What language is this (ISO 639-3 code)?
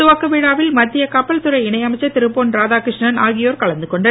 tam